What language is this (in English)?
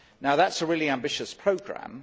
English